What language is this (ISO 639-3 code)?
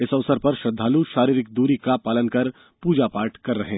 hin